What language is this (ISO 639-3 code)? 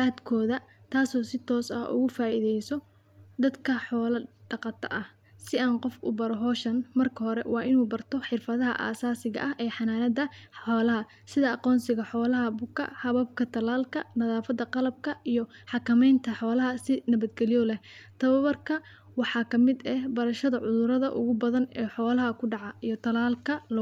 som